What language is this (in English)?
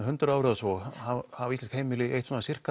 Icelandic